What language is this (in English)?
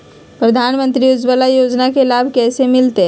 Magahi